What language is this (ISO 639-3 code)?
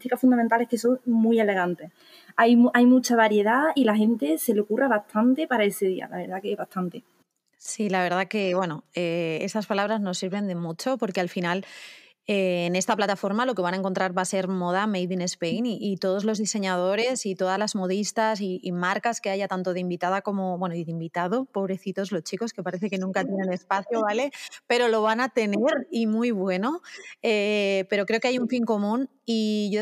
spa